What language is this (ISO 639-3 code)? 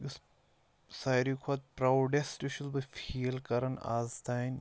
kas